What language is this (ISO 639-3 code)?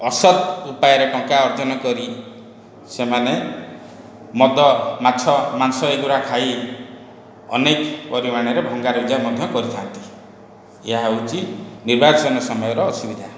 ori